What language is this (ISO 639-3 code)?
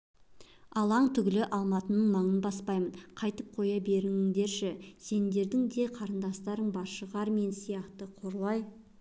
kaz